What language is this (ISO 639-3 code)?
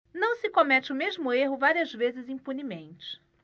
por